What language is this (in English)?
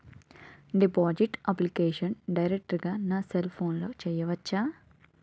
Telugu